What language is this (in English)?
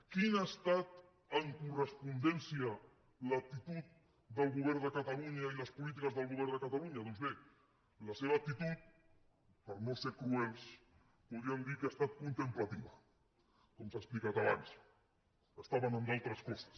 Catalan